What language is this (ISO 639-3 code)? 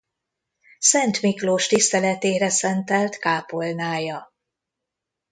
hun